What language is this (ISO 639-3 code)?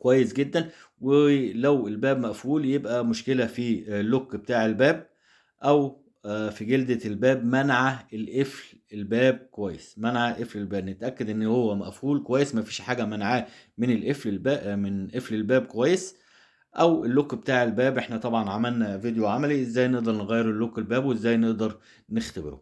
ara